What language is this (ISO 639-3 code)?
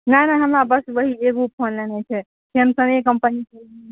mai